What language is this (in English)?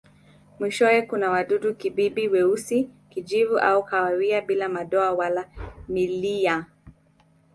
Swahili